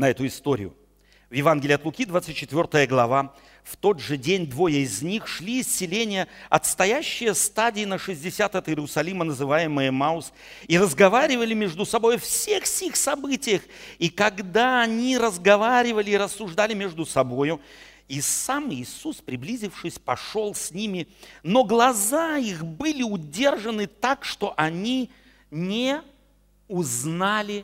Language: Russian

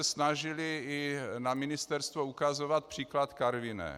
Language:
Czech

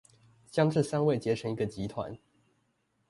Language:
Chinese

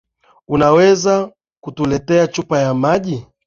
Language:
Swahili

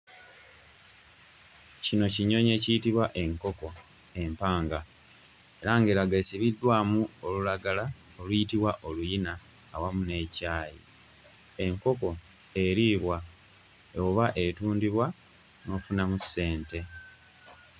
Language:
Ganda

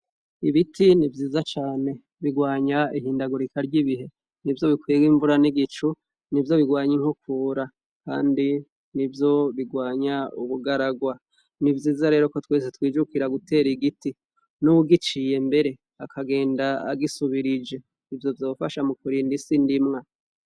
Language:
Rundi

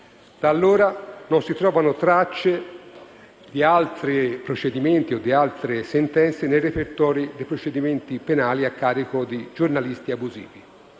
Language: Italian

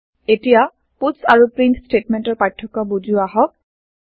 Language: Assamese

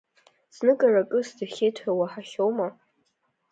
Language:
Abkhazian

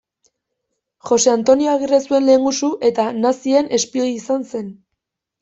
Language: Basque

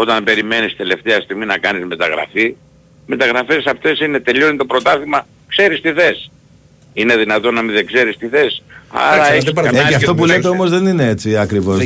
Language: Greek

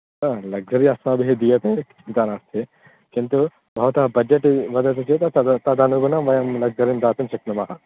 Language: Sanskrit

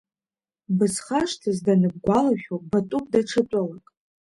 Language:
Abkhazian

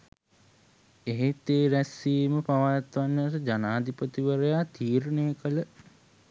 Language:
Sinhala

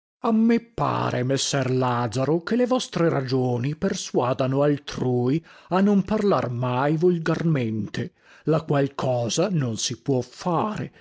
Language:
Italian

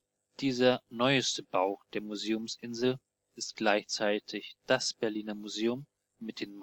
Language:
German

